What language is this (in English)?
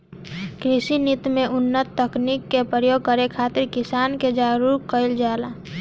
Bhojpuri